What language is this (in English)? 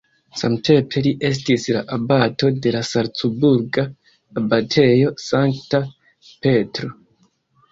Esperanto